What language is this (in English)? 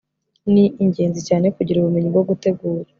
Kinyarwanda